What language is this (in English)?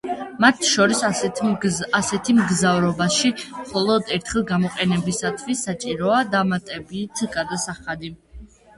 Georgian